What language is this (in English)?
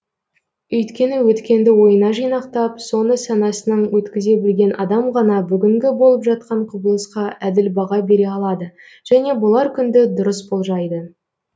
Kazakh